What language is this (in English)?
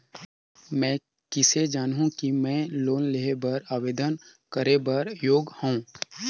Chhattisgarhi